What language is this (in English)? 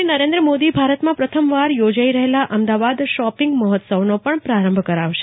Gujarati